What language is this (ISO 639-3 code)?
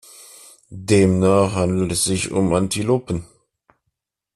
deu